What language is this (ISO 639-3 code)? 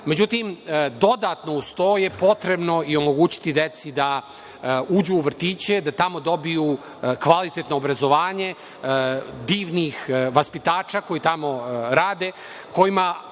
srp